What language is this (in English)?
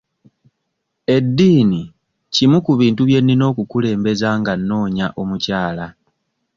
Ganda